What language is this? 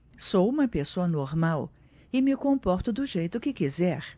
Portuguese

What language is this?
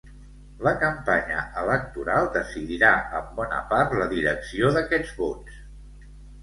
Catalan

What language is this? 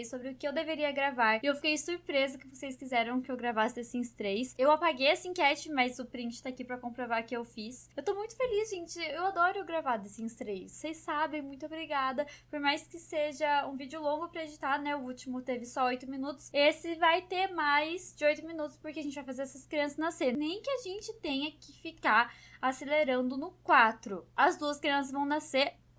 Portuguese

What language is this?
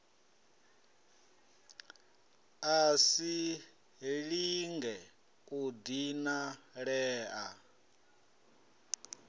Venda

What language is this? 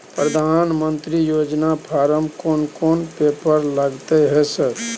Maithili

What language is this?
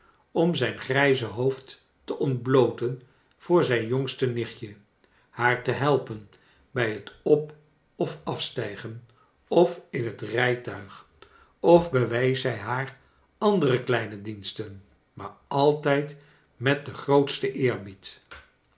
Dutch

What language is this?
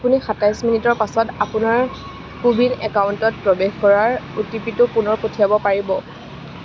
Assamese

